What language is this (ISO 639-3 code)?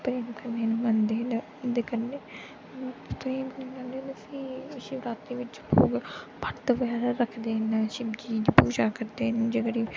doi